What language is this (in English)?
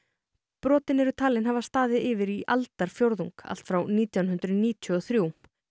Icelandic